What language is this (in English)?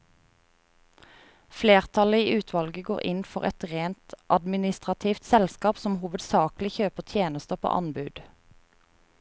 Norwegian